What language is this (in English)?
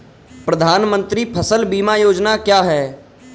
Hindi